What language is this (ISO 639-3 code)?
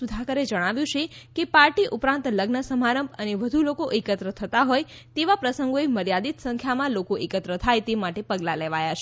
guj